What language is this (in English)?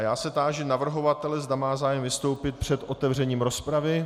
Czech